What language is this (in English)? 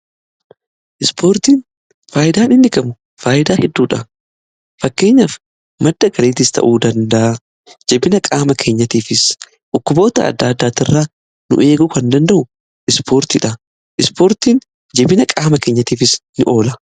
Oromo